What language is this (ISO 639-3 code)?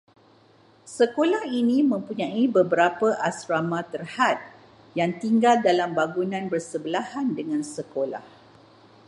msa